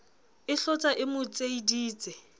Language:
Southern Sotho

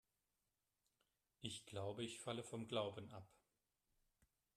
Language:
German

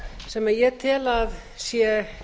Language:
Icelandic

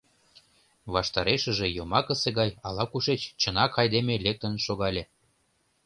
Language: Mari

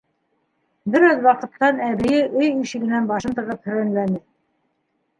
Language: Bashkir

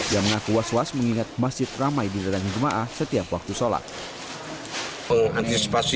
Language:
Indonesian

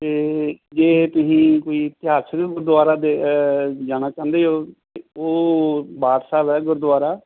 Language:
Punjabi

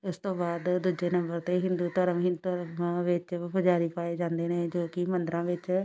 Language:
Punjabi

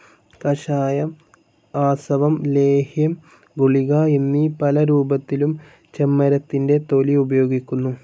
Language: Malayalam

